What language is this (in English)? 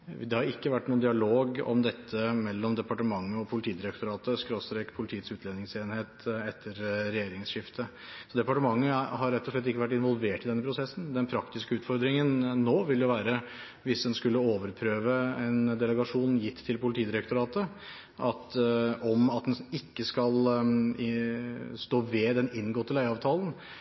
Norwegian Bokmål